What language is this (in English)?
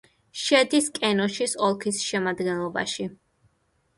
Georgian